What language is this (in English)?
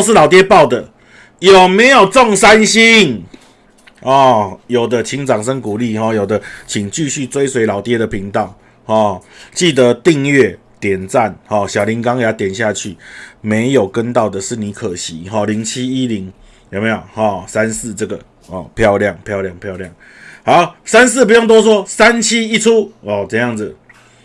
Chinese